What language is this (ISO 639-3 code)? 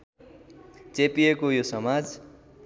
nep